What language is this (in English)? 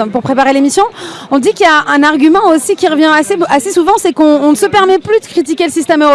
French